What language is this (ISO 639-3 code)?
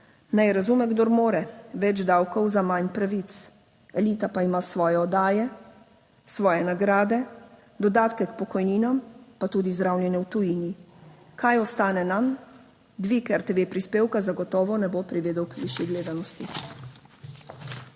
slv